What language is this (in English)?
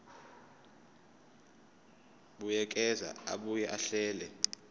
Zulu